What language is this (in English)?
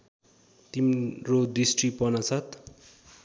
Nepali